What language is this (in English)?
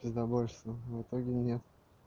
Russian